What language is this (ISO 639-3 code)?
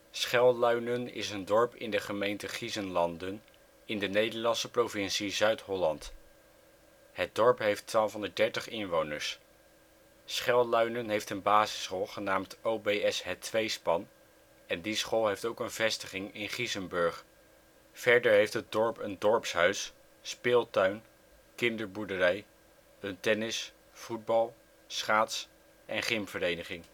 nld